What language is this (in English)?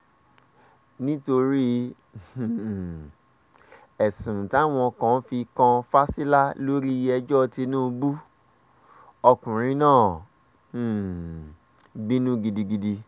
Yoruba